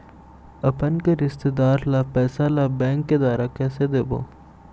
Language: Chhattisgarhi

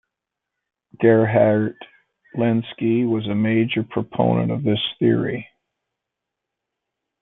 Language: English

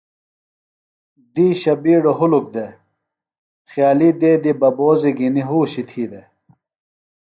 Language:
Phalura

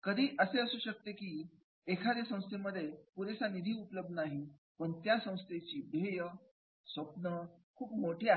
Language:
Marathi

